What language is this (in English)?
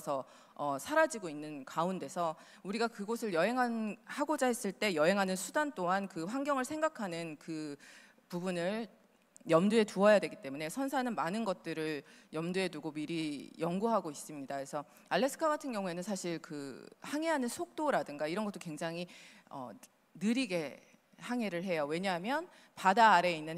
Korean